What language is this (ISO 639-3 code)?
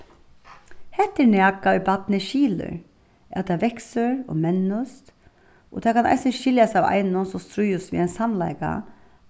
fao